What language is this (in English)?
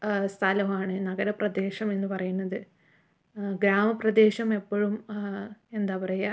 Malayalam